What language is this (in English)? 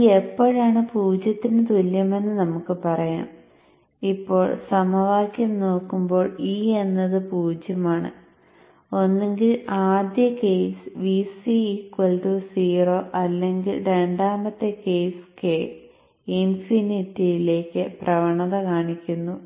Malayalam